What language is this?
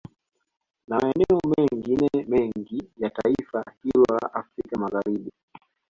Swahili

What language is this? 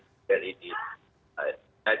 Indonesian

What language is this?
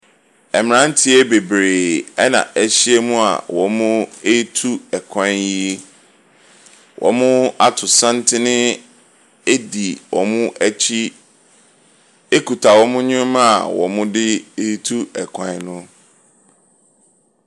Akan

